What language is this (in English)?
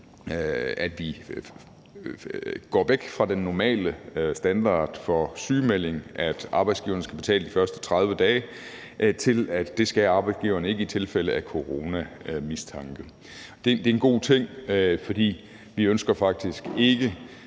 Danish